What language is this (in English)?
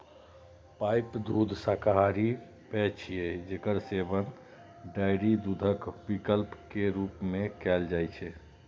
Maithili